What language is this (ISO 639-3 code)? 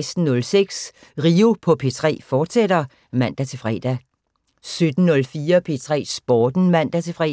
dan